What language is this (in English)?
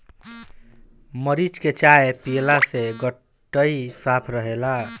Bhojpuri